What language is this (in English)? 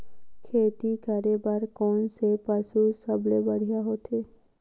Chhattisgarhi